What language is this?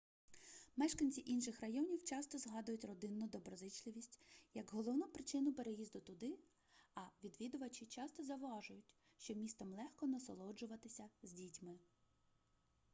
Ukrainian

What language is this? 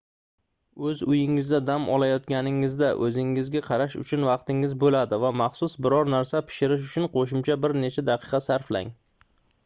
Uzbek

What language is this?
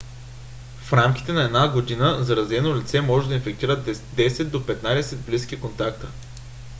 Bulgarian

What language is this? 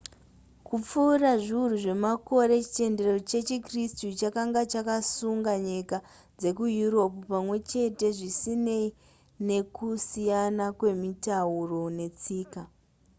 Shona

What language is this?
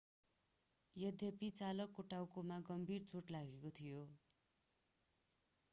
Nepali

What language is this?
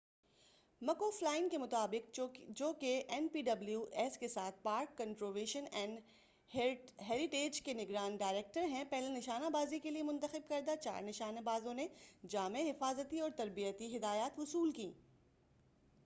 Urdu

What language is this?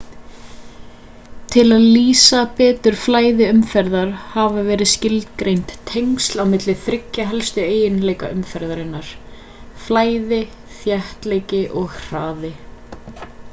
Icelandic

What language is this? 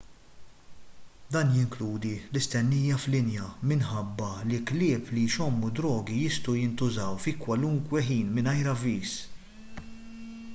Maltese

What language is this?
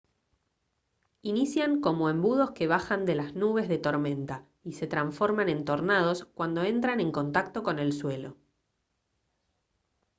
Spanish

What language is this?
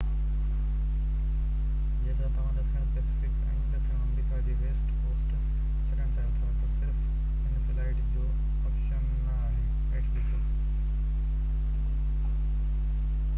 Sindhi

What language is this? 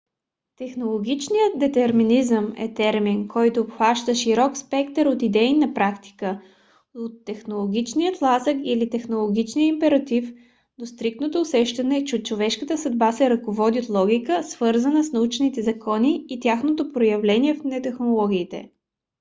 Bulgarian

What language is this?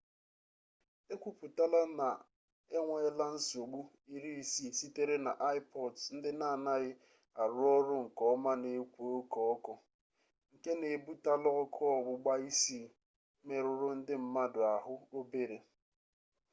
Igbo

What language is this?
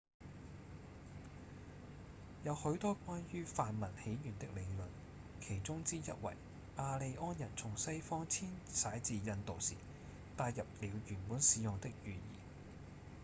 Cantonese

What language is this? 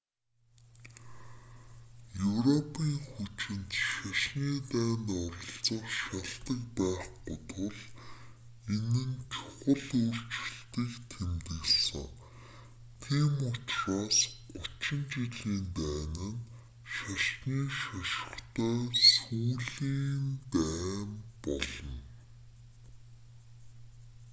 Mongolian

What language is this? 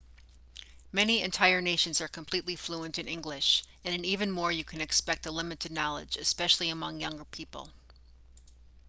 English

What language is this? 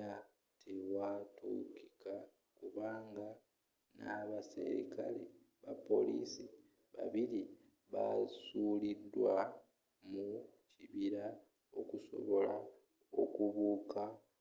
Ganda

